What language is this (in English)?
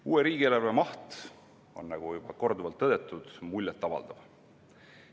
Estonian